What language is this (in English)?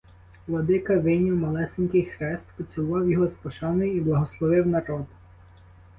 Ukrainian